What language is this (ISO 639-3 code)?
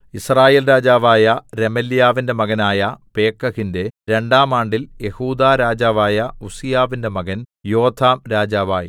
mal